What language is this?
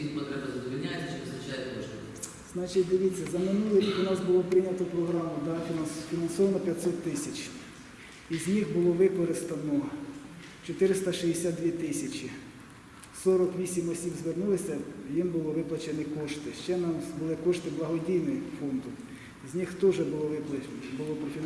Ukrainian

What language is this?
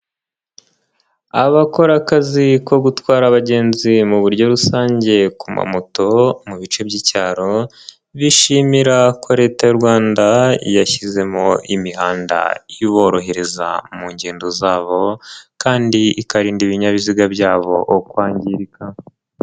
Kinyarwanda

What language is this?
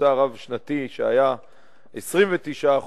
Hebrew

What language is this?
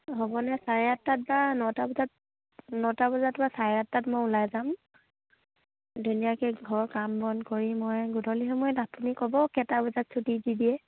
Assamese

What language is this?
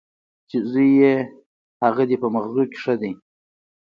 Pashto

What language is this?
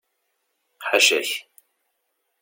Kabyle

